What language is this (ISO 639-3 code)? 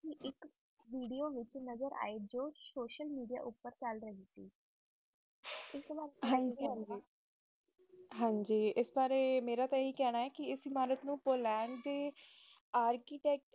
pan